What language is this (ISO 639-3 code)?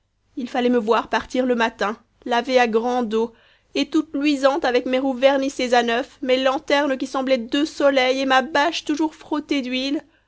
fra